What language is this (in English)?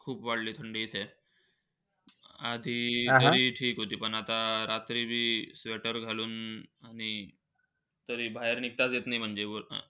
Marathi